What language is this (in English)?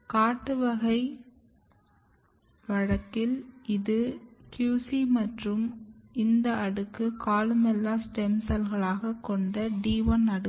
Tamil